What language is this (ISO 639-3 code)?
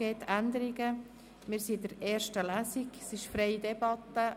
gsw